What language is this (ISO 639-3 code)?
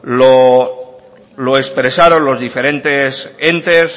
spa